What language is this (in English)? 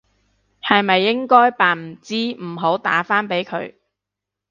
Cantonese